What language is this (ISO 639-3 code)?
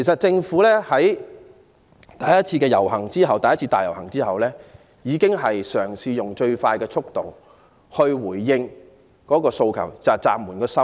yue